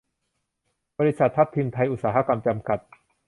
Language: Thai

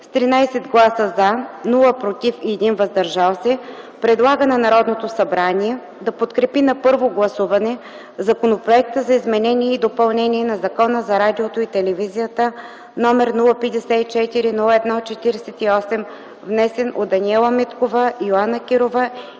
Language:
Bulgarian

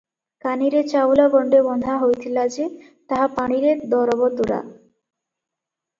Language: Odia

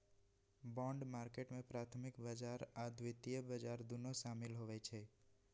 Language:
Magahi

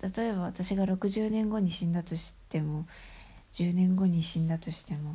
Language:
Japanese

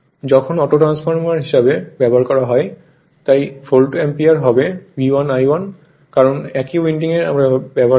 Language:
Bangla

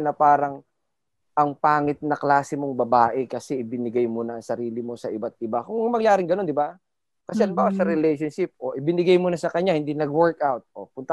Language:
Filipino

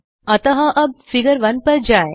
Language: Hindi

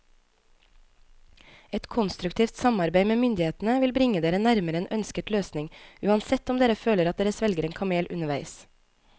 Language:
Norwegian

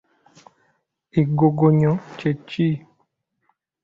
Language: Ganda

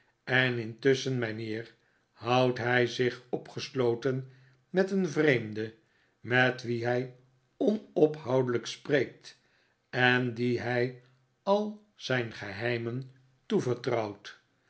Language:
Dutch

